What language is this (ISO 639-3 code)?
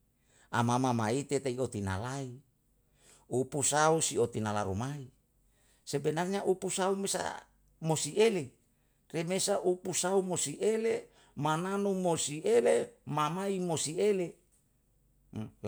jal